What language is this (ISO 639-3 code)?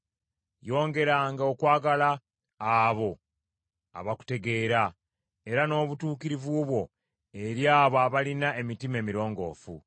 lug